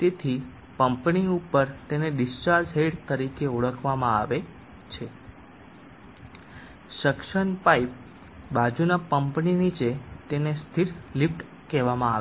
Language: Gujarati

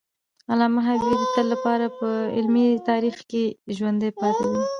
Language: Pashto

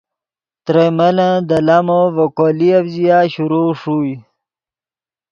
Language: Yidgha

